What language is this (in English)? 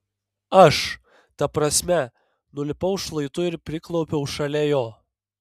Lithuanian